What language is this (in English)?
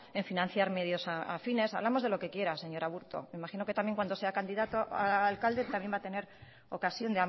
Spanish